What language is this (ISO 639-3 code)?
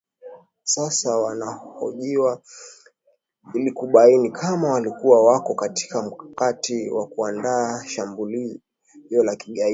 swa